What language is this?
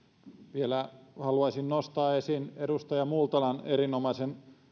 Finnish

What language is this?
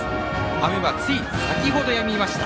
Japanese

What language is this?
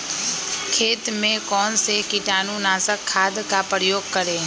Magahi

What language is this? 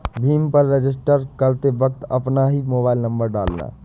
Hindi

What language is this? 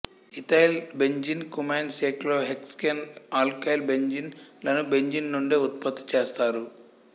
Telugu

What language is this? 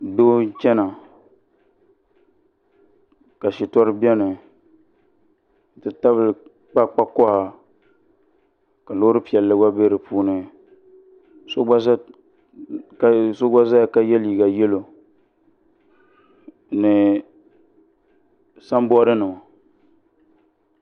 Dagbani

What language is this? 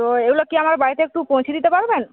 Bangla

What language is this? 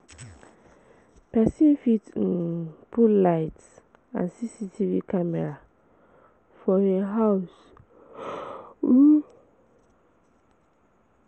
Nigerian Pidgin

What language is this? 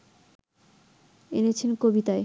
Bangla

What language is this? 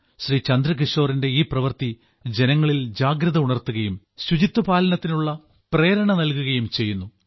Malayalam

